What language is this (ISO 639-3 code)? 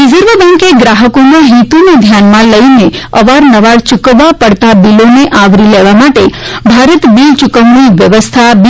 guj